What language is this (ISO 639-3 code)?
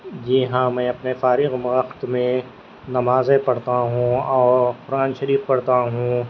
urd